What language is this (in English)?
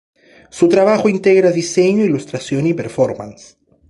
Spanish